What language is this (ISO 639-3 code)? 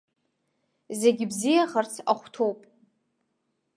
abk